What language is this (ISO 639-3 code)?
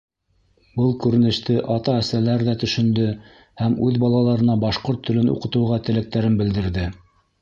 bak